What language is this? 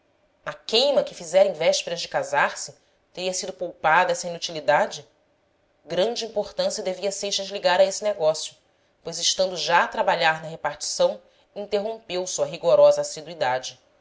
Portuguese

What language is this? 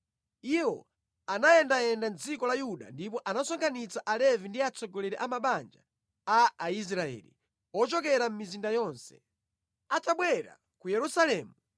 Nyanja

